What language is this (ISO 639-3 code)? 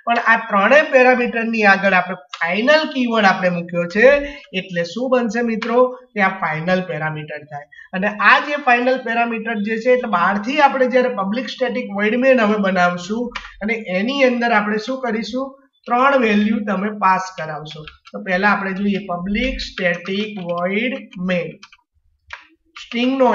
hin